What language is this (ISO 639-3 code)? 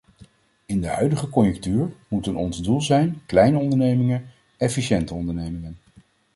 nld